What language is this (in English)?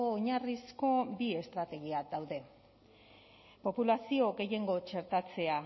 Basque